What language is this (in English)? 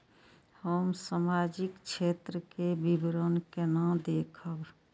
Maithili